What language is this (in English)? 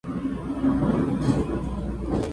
Spanish